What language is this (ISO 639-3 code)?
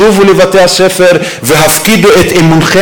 heb